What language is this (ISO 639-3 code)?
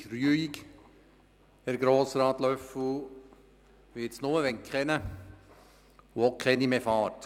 gsw